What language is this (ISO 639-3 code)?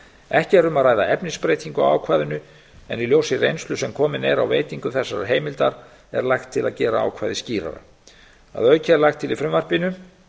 isl